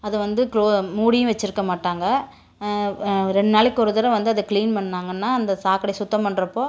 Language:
Tamil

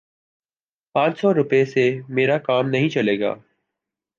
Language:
Urdu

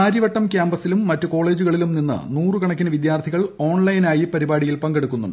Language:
Malayalam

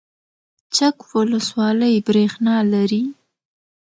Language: Pashto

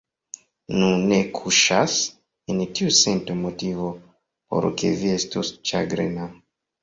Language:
Esperanto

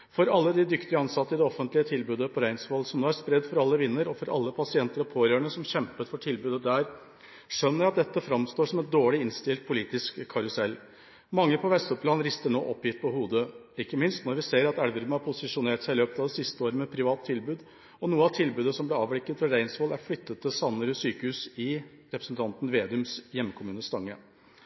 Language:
Norwegian Bokmål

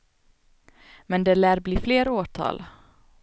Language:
Swedish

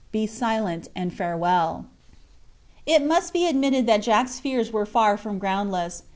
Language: English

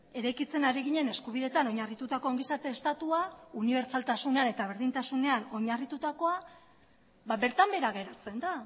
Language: Basque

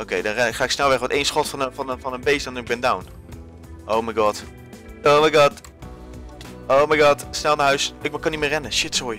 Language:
Dutch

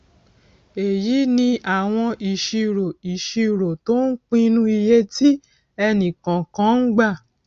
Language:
Yoruba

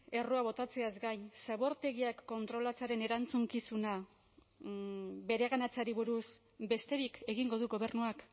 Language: Basque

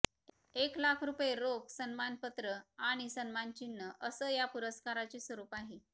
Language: Marathi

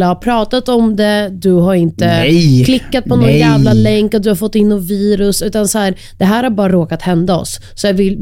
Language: Swedish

